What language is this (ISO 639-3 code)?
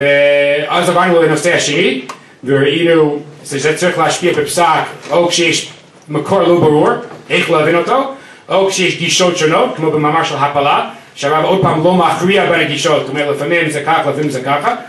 heb